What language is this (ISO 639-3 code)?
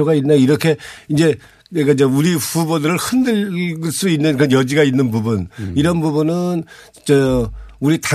kor